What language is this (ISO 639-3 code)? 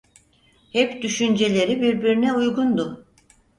tur